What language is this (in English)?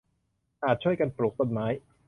Thai